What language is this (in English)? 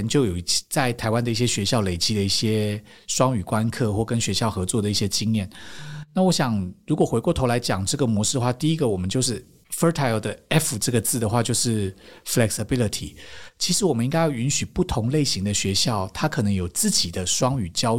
Chinese